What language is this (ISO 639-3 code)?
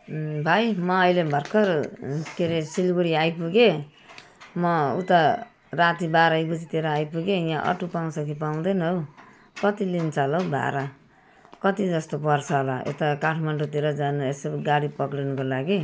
nep